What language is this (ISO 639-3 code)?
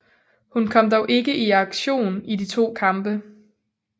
dan